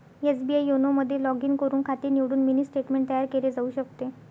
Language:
Marathi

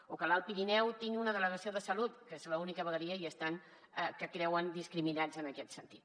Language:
Catalan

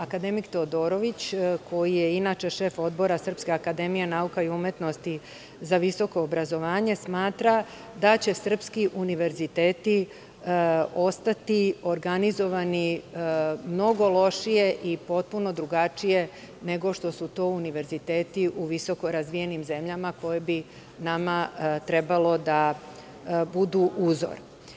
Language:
Serbian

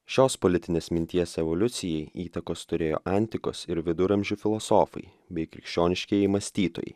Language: Lithuanian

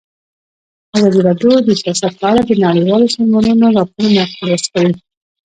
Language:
Pashto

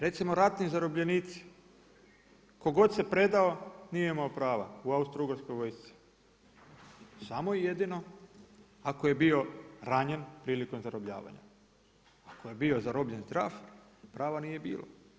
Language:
Croatian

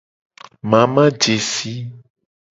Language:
Gen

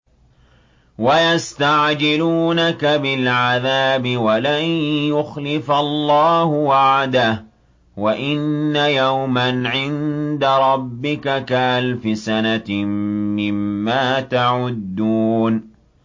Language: Arabic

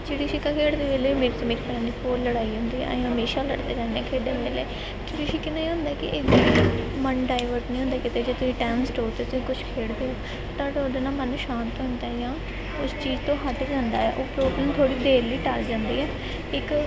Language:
Punjabi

